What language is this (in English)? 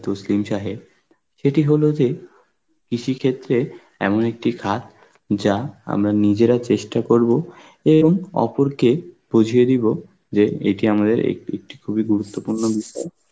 Bangla